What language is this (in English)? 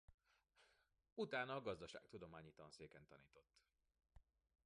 Hungarian